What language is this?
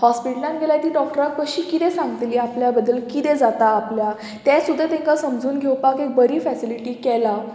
Konkani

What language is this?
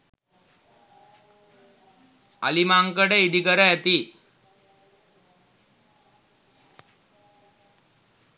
Sinhala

